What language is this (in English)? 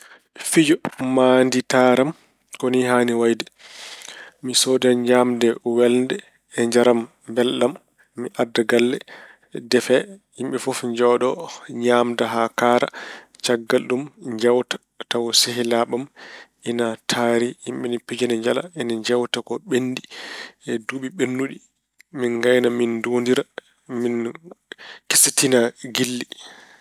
Fula